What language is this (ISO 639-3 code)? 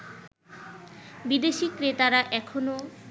ben